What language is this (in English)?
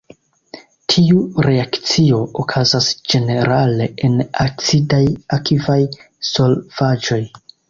Esperanto